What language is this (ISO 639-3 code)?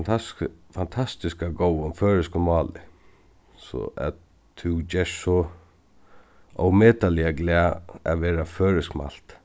fao